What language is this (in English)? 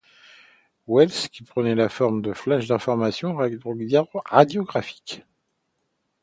French